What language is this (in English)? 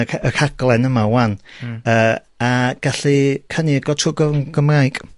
Welsh